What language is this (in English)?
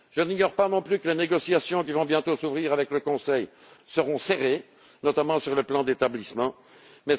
French